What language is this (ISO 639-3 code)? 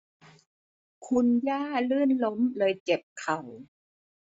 tha